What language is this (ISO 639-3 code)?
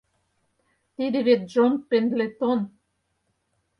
chm